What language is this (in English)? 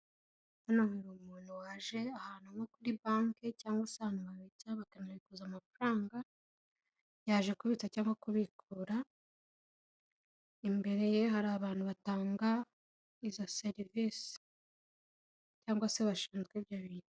Kinyarwanda